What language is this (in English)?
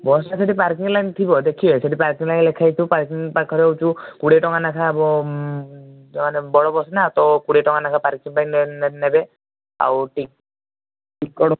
Odia